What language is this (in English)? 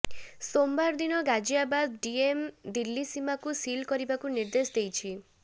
Odia